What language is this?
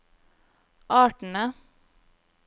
Norwegian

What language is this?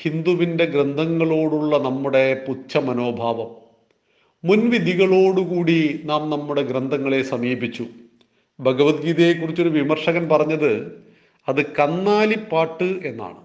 Malayalam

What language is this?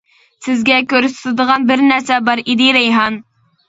Uyghur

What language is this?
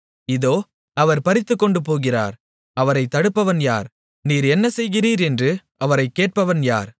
Tamil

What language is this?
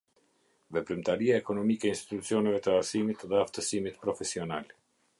Albanian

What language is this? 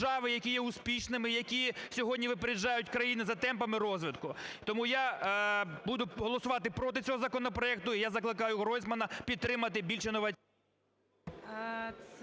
Ukrainian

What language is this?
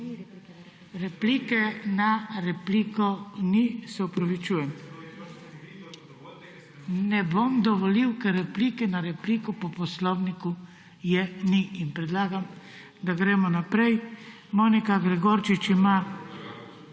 Slovenian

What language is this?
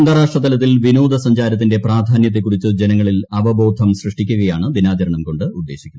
Malayalam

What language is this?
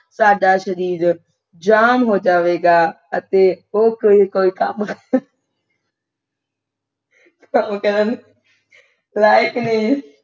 Punjabi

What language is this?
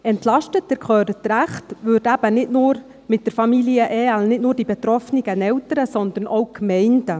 Swiss German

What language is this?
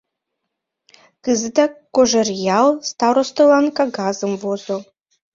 Mari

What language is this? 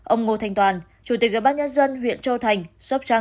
Vietnamese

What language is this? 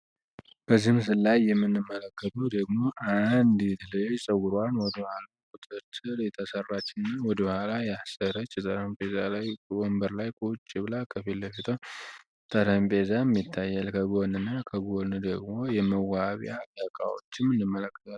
Amharic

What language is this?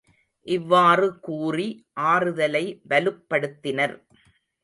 Tamil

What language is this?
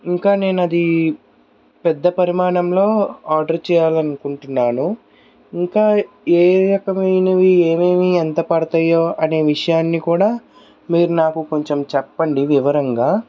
Telugu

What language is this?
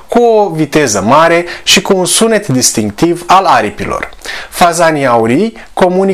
Romanian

